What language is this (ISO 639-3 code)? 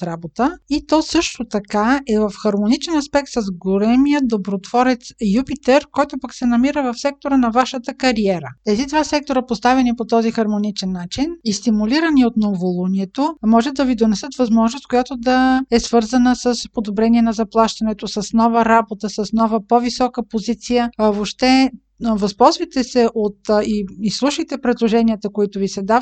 bul